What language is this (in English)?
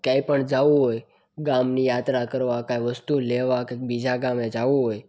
Gujarati